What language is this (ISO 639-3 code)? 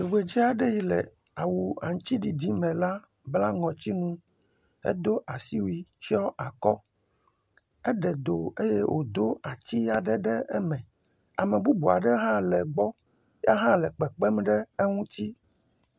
ewe